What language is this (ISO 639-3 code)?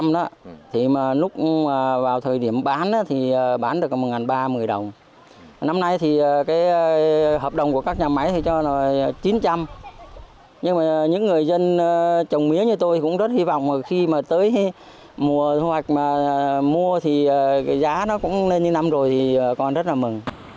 vie